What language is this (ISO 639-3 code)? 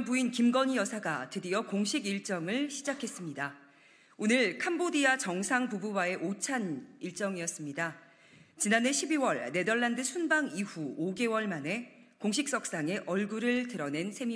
kor